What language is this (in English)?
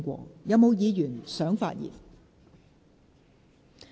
Cantonese